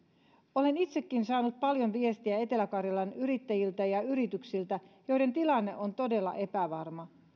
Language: Finnish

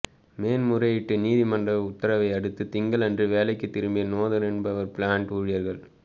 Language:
Tamil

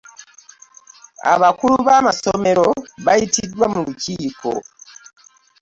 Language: Ganda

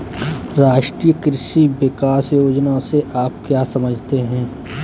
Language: Hindi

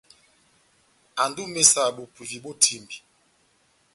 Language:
Batanga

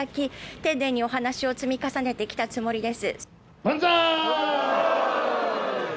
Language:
Japanese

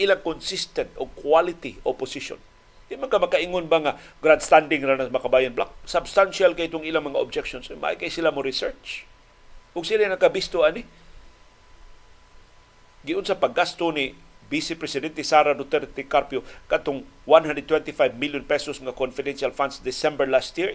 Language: Filipino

